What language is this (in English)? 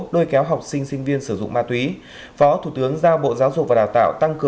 Vietnamese